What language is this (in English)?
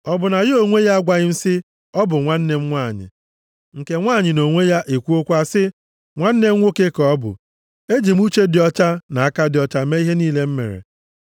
Igbo